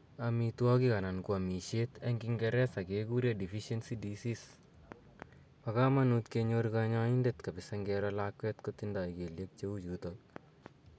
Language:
Kalenjin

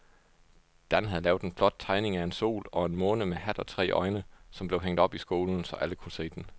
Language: Danish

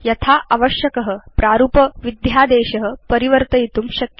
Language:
Sanskrit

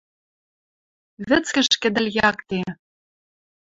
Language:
Western Mari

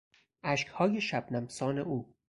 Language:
Persian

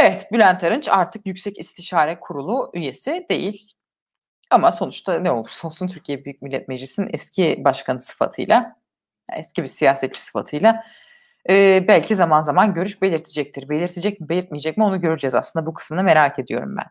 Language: Turkish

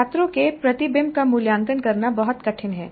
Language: Hindi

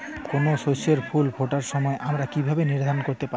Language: Bangla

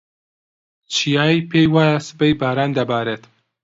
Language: Central Kurdish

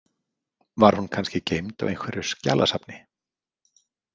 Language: Icelandic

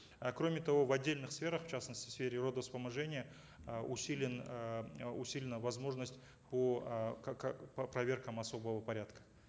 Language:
Kazakh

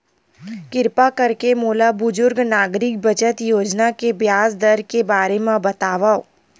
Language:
Chhattisgarhi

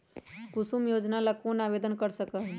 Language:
Magahi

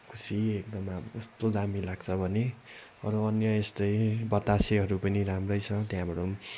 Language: Nepali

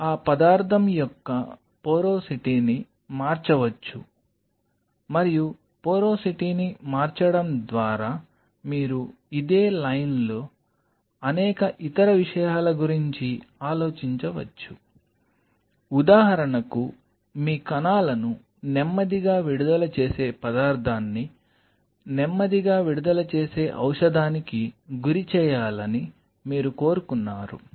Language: Telugu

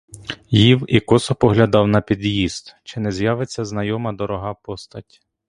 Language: Ukrainian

